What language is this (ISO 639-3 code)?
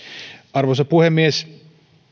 fin